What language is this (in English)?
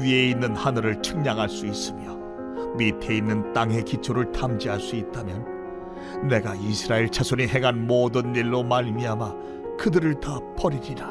Korean